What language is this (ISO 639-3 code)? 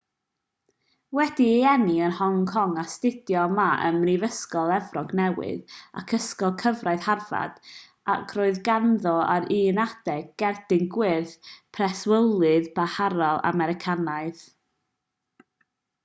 cym